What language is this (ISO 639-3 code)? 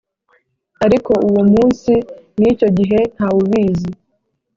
kin